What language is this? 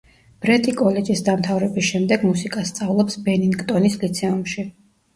Georgian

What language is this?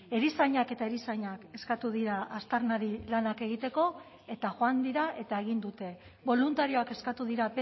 Basque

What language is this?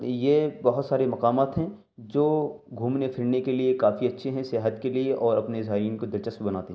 Urdu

